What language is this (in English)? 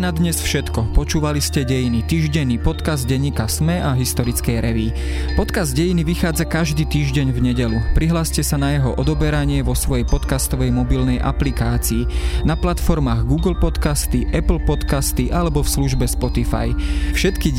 Slovak